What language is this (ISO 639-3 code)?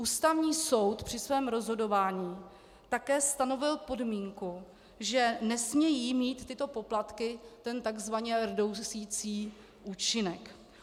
ces